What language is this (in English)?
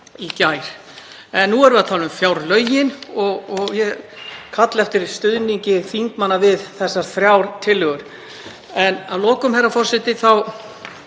Icelandic